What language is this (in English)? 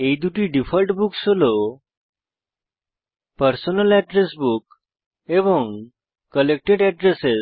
Bangla